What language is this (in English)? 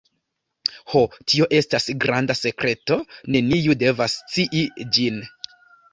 Esperanto